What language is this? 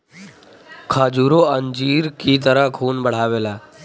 Bhojpuri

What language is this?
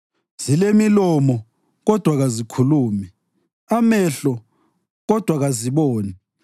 North Ndebele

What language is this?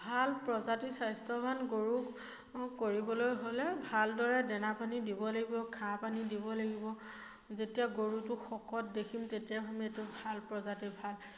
Assamese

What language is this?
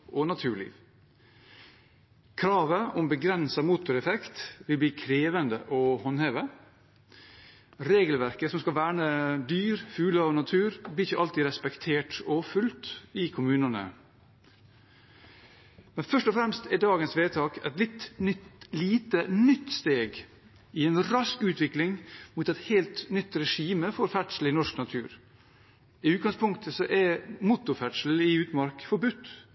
Norwegian Bokmål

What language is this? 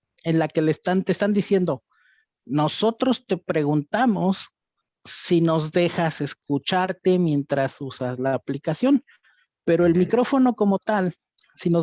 Spanish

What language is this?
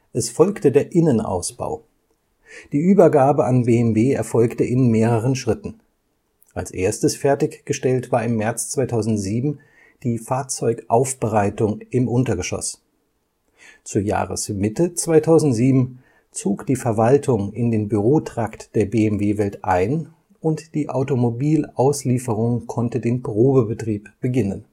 German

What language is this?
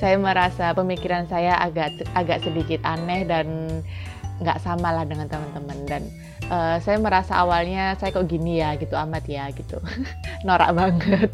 Indonesian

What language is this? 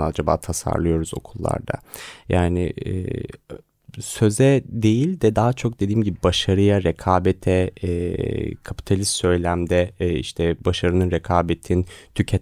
Turkish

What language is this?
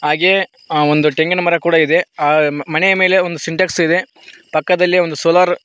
Kannada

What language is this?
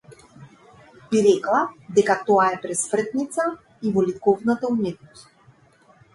Macedonian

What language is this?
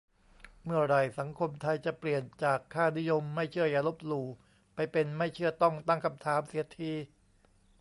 Thai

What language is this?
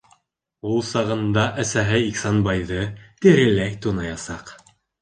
Bashkir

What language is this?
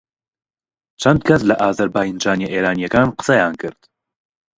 Central Kurdish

